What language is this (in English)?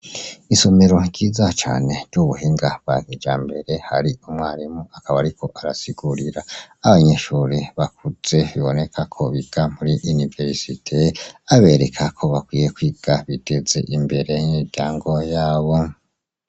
Rundi